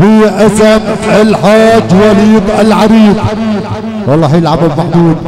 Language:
Arabic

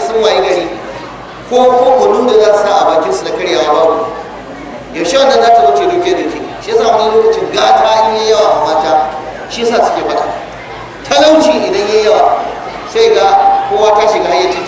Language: Arabic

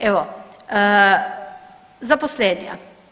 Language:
Croatian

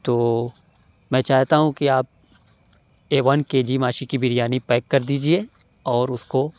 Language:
Urdu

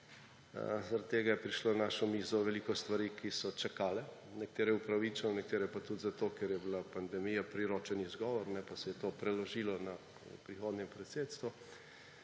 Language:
Slovenian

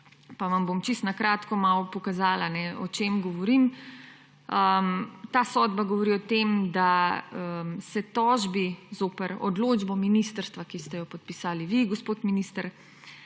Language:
Slovenian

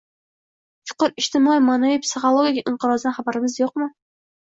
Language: Uzbek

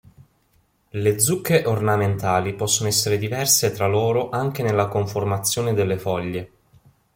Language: Italian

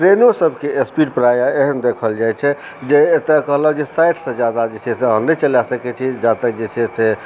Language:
Maithili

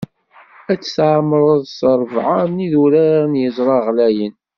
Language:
Kabyle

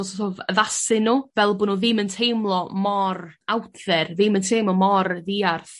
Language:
Welsh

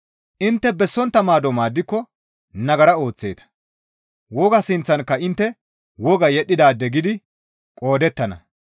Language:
Gamo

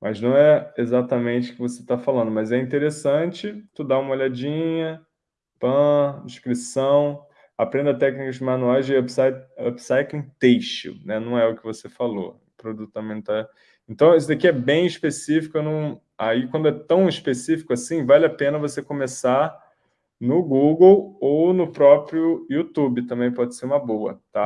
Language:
Portuguese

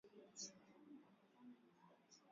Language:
Swahili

